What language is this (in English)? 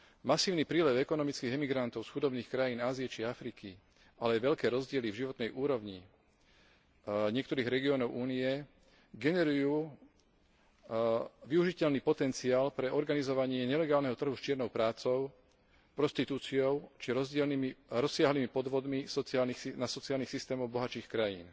Slovak